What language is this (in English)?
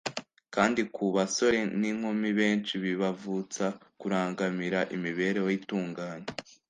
Kinyarwanda